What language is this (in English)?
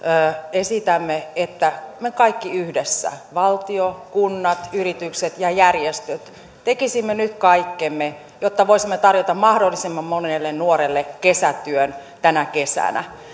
Finnish